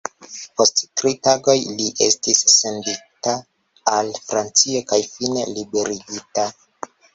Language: Esperanto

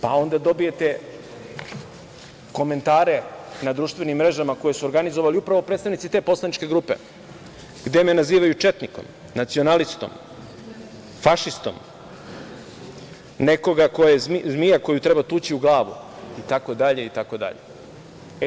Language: Serbian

